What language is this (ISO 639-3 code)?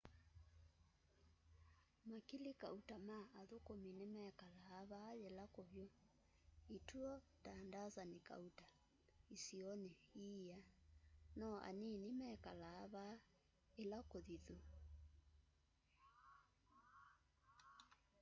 kam